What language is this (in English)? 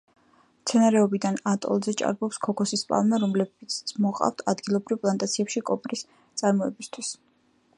Georgian